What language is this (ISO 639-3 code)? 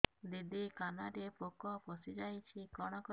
ori